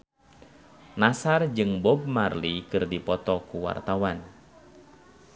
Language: Sundanese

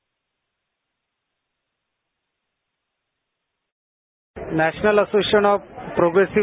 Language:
Marathi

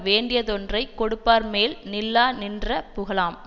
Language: Tamil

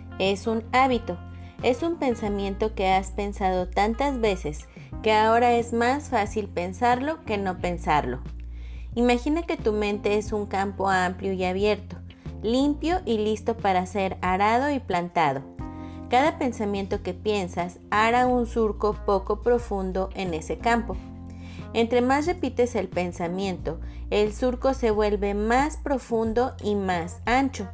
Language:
Spanish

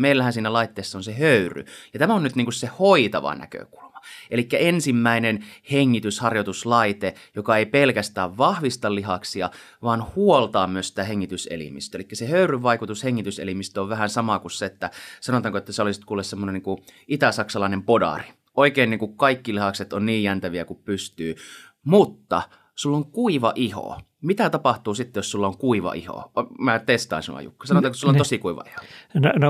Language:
Finnish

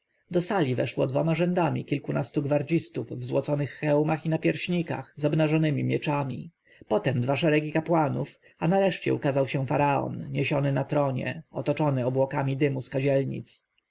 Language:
Polish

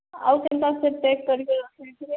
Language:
Odia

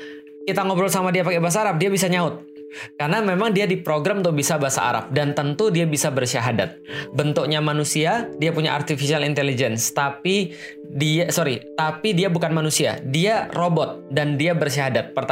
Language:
Indonesian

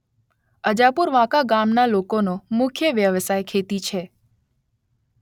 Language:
Gujarati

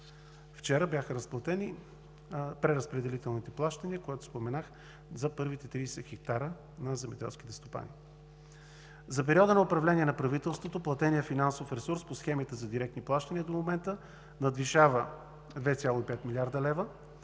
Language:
Bulgarian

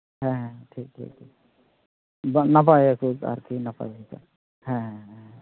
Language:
Santali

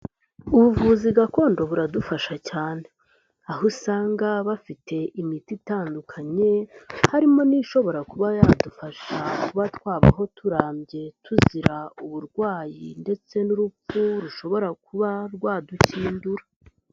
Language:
Kinyarwanda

